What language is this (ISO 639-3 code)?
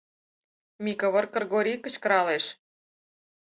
chm